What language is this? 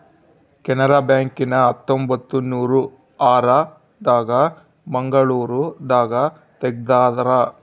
Kannada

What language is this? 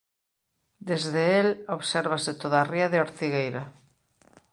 Galician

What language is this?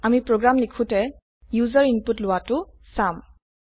Assamese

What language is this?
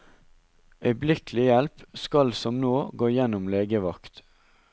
Norwegian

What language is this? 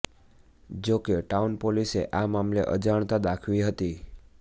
Gujarati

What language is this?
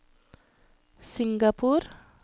Norwegian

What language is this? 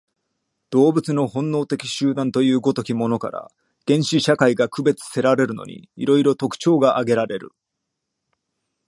Japanese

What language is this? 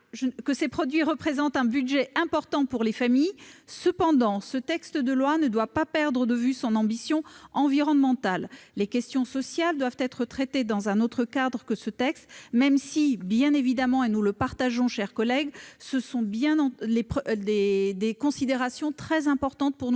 French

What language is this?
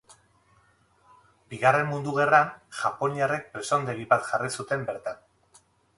Basque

